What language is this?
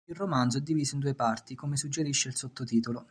Italian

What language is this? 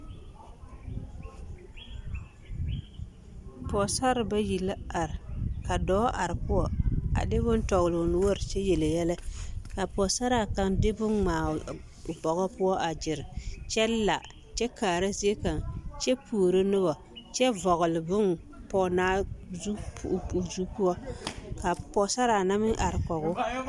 Southern Dagaare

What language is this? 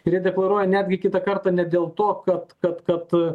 Lithuanian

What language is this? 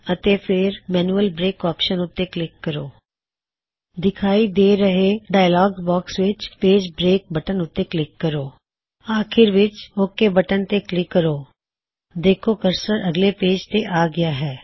Punjabi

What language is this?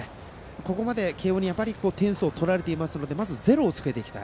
Japanese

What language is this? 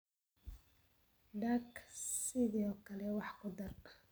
Somali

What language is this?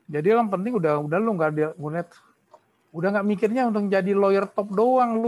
Indonesian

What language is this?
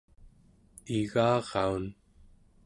Central Yupik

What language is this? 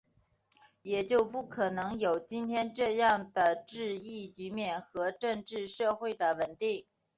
Chinese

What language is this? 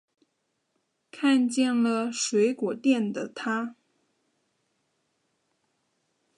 Chinese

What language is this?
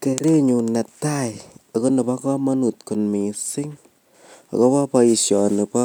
Kalenjin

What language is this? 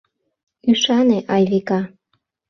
Mari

